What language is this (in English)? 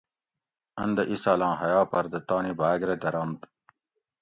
Gawri